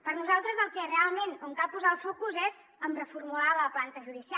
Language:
Catalan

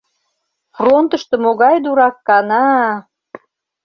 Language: Mari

